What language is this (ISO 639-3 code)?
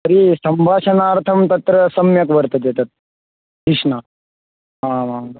san